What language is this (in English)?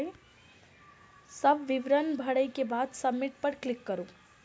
Maithili